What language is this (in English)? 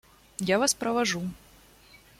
Russian